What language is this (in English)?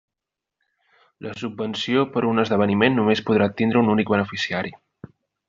Catalan